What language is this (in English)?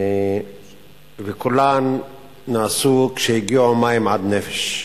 Hebrew